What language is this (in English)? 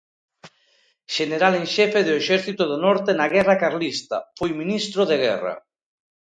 Galician